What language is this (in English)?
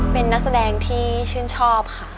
Thai